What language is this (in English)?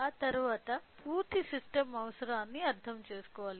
Telugu